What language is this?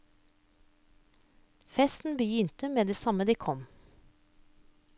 Norwegian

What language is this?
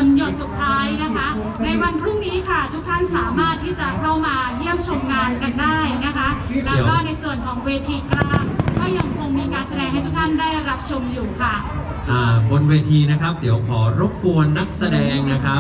Thai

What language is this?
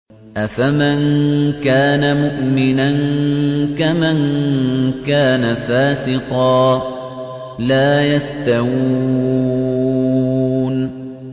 Arabic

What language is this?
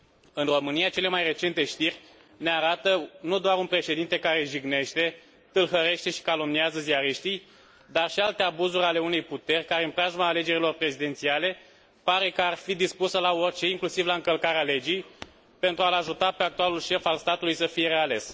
Romanian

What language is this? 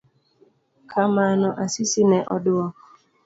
Luo (Kenya and Tanzania)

